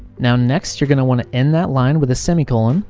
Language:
English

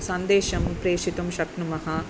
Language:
Sanskrit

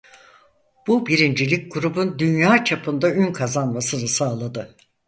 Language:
Turkish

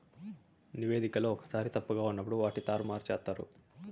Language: Telugu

